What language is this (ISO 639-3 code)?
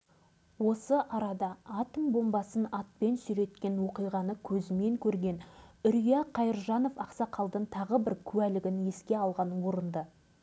kaz